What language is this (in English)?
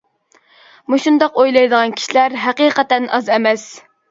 Uyghur